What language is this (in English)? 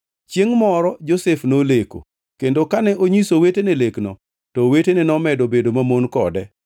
Luo (Kenya and Tanzania)